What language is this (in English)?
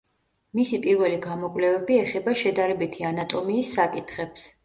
Georgian